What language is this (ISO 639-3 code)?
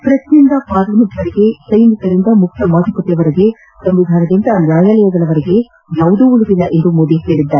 kan